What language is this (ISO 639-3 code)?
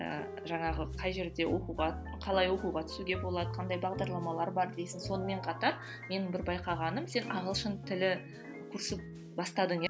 kaz